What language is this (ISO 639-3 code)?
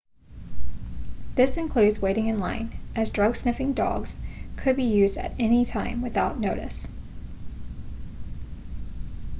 eng